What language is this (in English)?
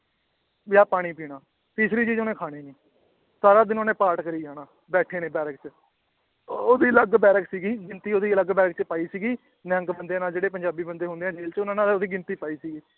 Punjabi